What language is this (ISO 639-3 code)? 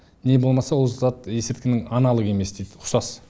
kaz